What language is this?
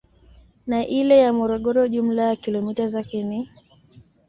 Swahili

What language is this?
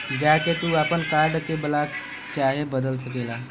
Bhojpuri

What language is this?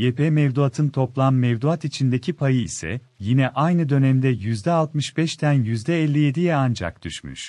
Turkish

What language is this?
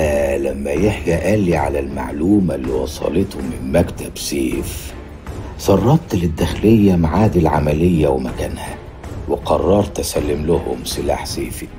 Arabic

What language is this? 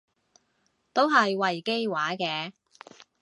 Cantonese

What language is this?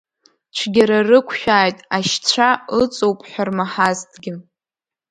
Abkhazian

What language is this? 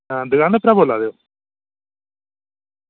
Dogri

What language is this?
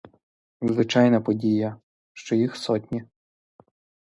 Ukrainian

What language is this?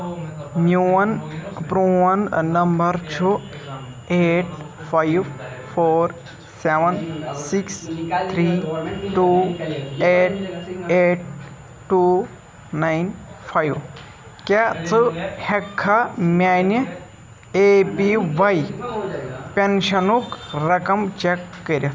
Kashmiri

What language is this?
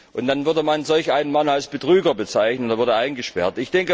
German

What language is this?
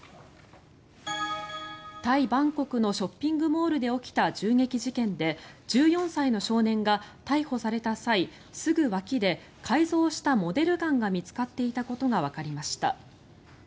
Japanese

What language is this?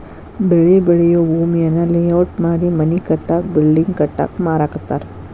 Kannada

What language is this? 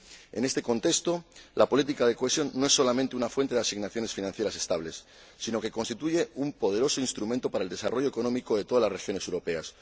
Spanish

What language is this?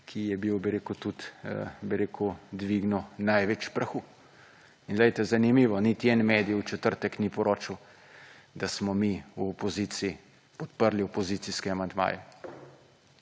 Slovenian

